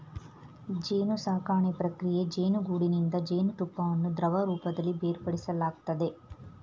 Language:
Kannada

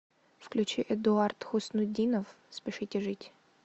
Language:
Russian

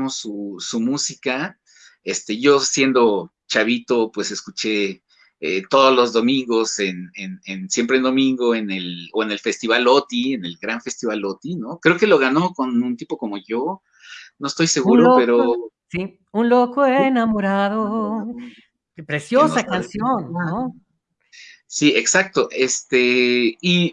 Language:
Spanish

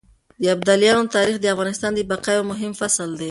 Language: Pashto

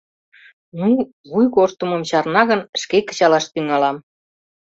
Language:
Mari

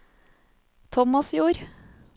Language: Norwegian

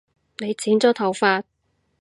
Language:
Cantonese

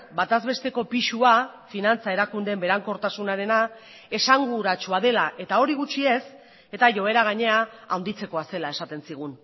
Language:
Basque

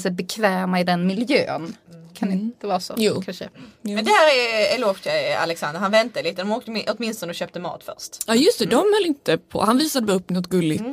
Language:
Swedish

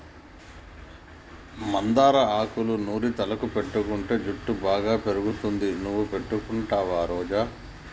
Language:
Telugu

